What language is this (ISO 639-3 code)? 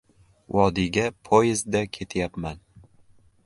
uzb